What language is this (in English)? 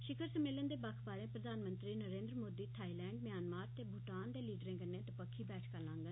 Dogri